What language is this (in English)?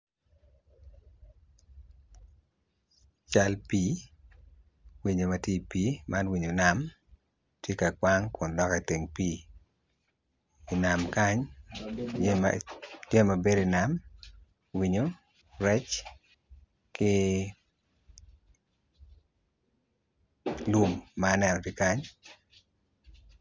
Acoli